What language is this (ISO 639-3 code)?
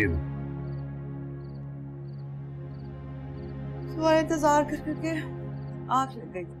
hin